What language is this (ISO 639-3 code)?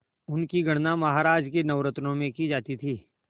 hin